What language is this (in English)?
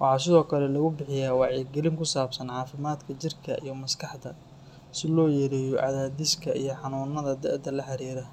Somali